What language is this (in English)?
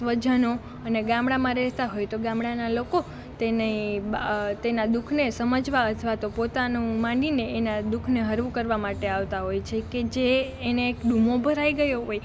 Gujarati